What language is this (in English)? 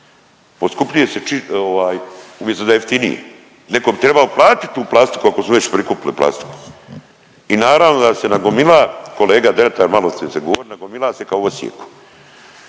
Croatian